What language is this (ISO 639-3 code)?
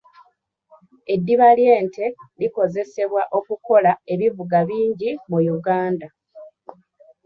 lug